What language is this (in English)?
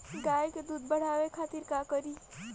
Bhojpuri